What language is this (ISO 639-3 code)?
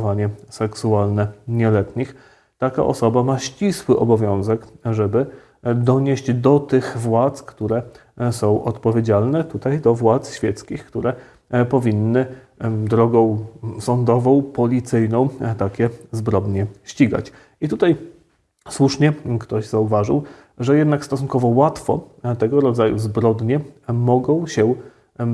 pol